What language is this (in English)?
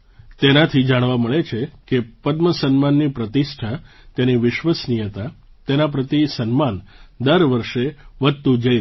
Gujarati